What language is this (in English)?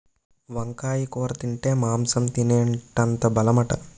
Telugu